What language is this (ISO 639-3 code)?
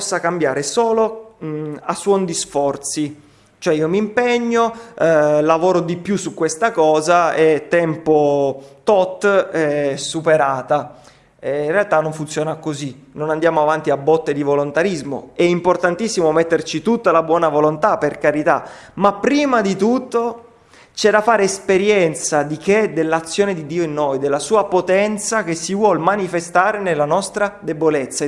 ita